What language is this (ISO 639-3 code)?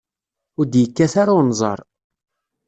kab